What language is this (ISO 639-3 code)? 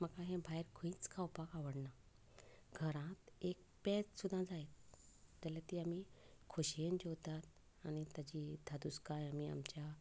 kok